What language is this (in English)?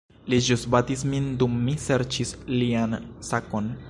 Esperanto